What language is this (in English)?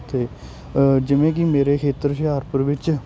Punjabi